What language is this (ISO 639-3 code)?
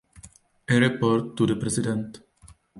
ces